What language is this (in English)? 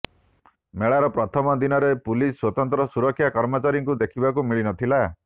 Odia